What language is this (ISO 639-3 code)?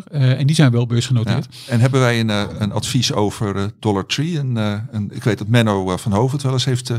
nld